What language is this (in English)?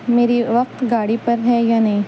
Urdu